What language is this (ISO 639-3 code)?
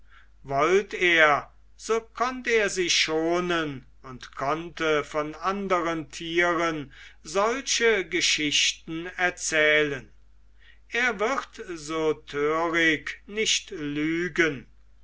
deu